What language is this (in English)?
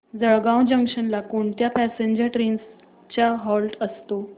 Marathi